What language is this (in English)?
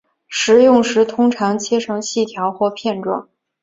Chinese